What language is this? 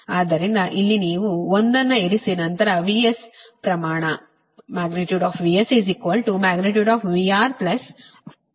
Kannada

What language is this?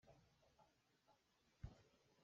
Hakha Chin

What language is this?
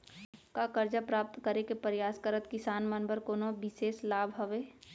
Chhattisgarhi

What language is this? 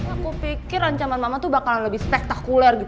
Indonesian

